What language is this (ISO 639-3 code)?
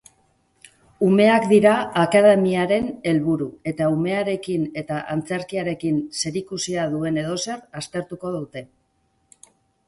eus